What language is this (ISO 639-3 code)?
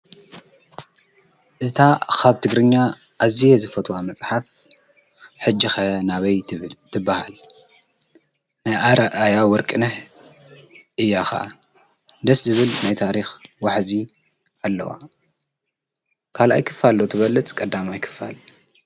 tir